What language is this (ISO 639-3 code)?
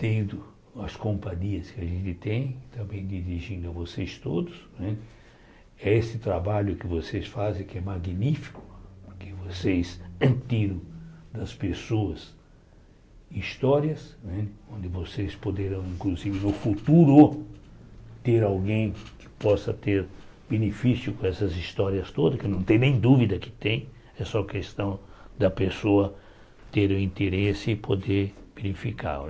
por